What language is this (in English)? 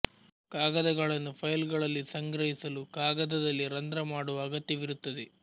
Kannada